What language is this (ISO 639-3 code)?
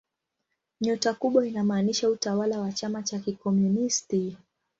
swa